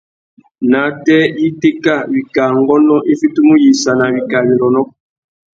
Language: Tuki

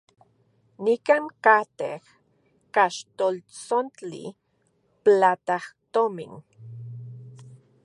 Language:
Central Puebla Nahuatl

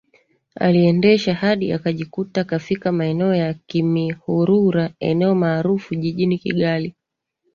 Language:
Swahili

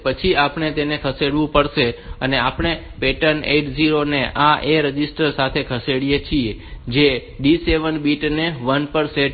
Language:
Gujarati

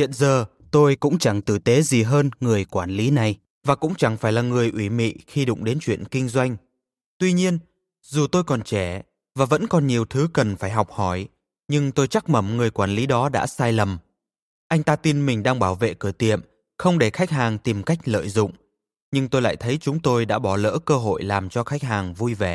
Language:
Vietnamese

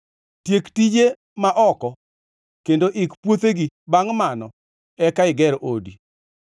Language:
Luo (Kenya and Tanzania)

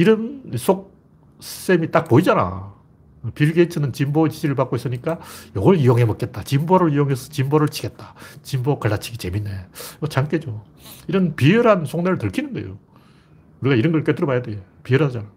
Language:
Korean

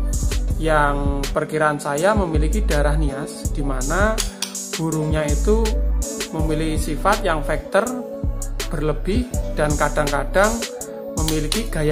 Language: Indonesian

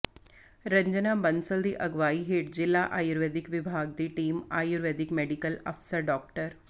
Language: Punjabi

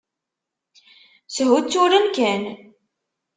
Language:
Kabyle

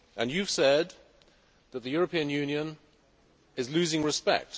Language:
English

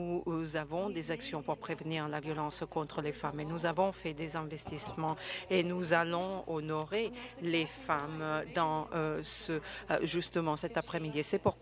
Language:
French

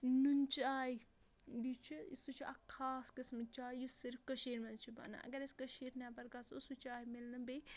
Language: Kashmiri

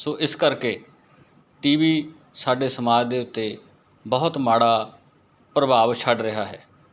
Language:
Punjabi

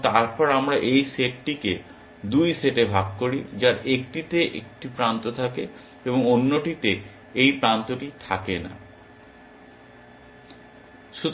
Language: Bangla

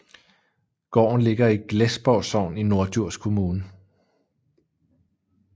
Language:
Danish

